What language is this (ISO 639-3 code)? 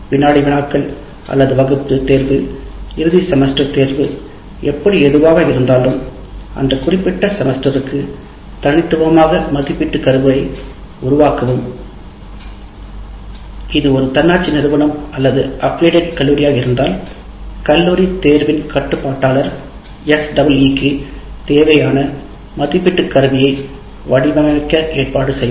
tam